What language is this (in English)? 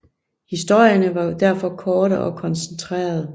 Danish